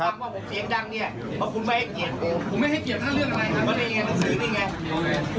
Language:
Thai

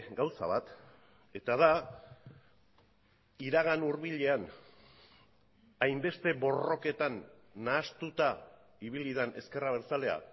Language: Basque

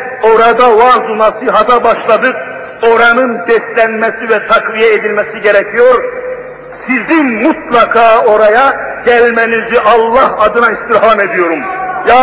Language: Turkish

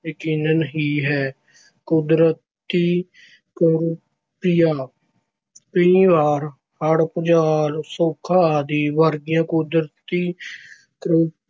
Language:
Punjabi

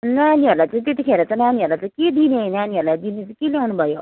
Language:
Nepali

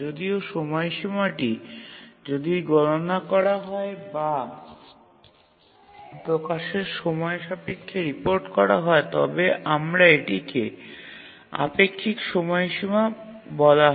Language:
Bangla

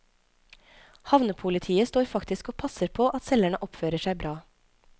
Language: Norwegian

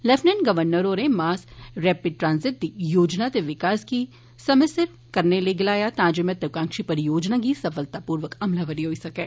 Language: Dogri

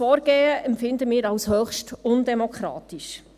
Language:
Swiss German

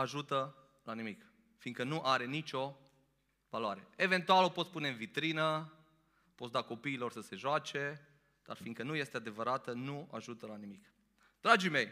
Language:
Romanian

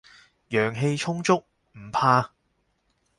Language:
Cantonese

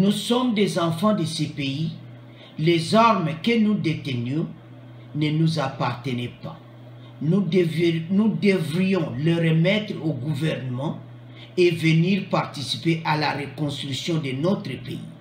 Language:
French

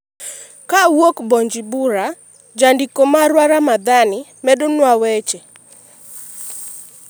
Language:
Luo (Kenya and Tanzania)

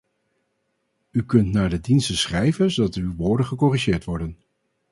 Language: Dutch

